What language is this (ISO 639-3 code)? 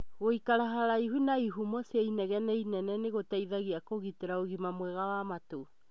kik